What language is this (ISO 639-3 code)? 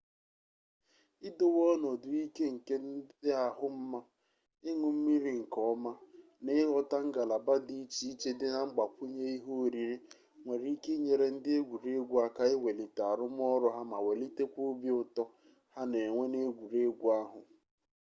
ibo